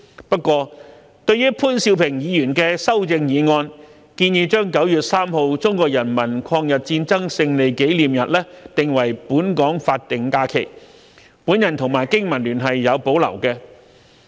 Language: Cantonese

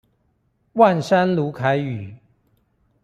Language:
Chinese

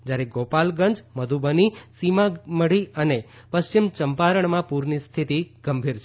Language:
Gujarati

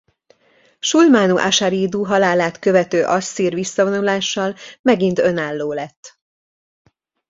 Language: Hungarian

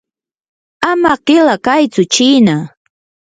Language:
Yanahuanca Pasco Quechua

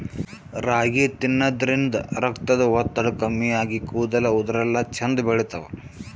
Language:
Kannada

